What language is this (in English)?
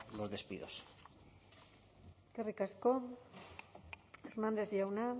Basque